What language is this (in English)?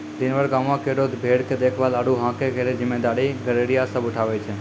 Maithili